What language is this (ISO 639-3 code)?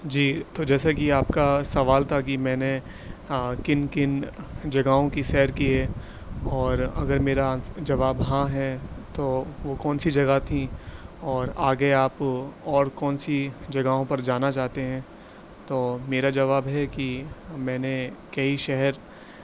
urd